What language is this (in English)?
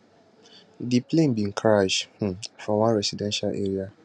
Nigerian Pidgin